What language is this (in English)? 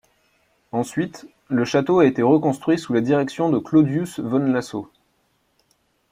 French